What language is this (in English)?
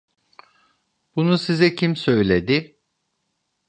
Turkish